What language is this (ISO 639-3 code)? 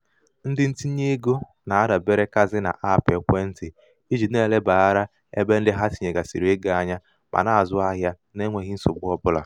ibo